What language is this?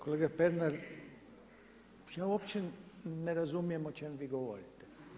Croatian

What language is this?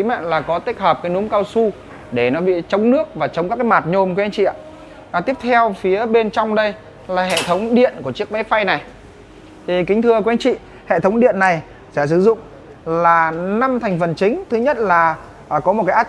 Vietnamese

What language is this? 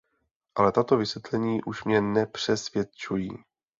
Czech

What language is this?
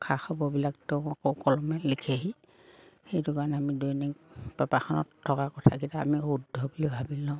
Assamese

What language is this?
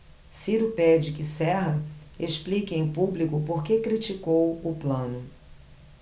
Portuguese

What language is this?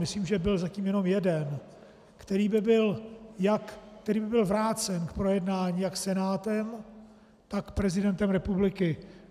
Czech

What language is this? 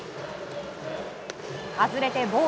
Japanese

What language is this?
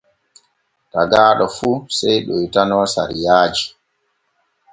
Borgu Fulfulde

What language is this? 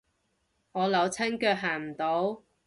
Cantonese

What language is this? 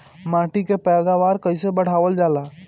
Bhojpuri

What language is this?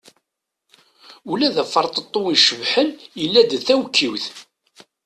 Kabyle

